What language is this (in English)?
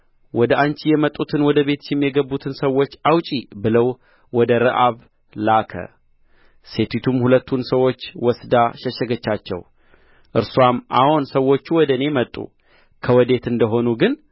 Amharic